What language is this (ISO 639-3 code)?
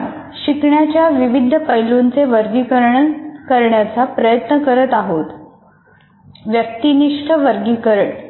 mar